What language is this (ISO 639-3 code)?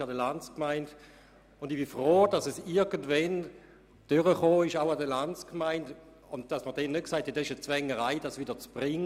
gsw